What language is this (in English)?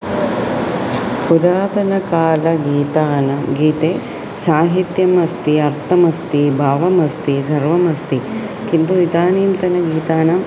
Sanskrit